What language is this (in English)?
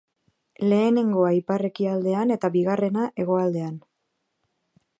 Basque